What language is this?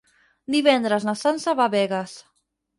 Catalan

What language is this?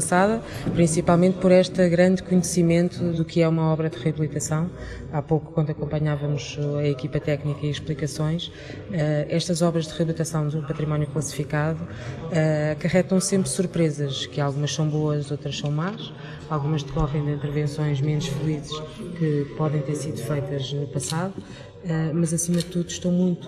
Portuguese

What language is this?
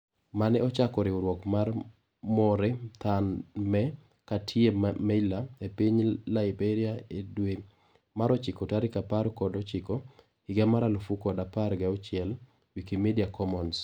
Luo (Kenya and Tanzania)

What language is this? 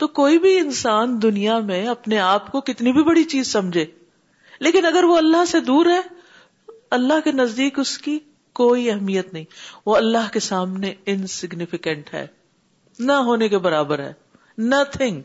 Urdu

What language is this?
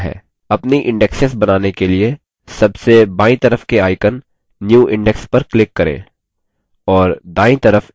Hindi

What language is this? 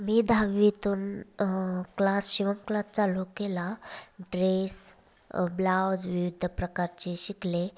Marathi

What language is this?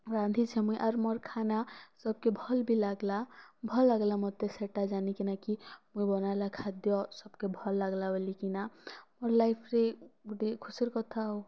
Odia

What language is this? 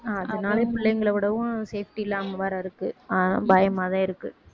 Tamil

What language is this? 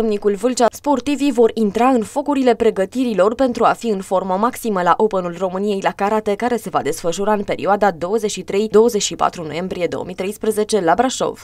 Romanian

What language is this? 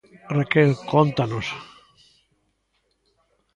Galician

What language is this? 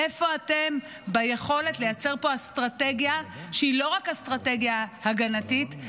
Hebrew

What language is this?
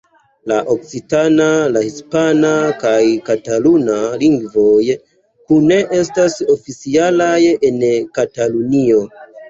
Esperanto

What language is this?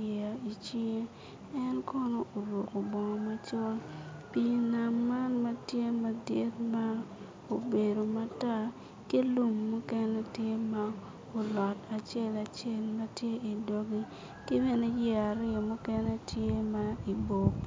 Acoli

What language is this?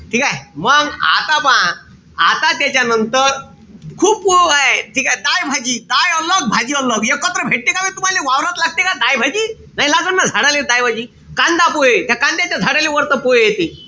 Marathi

